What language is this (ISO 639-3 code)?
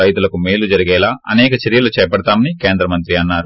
tel